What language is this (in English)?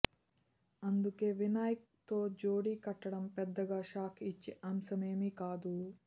Telugu